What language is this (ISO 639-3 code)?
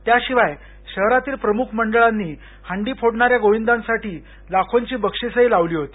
mar